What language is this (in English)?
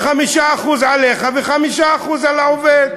Hebrew